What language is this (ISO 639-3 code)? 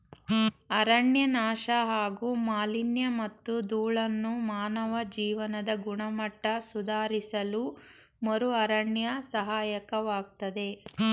kan